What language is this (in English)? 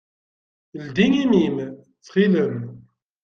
Kabyle